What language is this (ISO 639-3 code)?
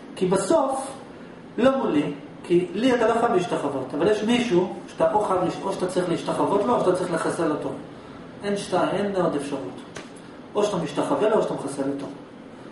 heb